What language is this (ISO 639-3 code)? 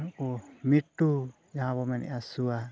sat